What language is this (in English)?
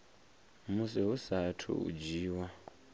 Venda